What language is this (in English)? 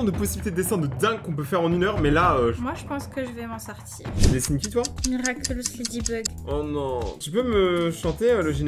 French